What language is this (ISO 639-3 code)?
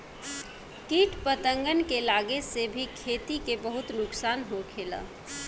bho